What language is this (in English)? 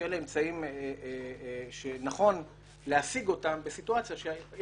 Hebrew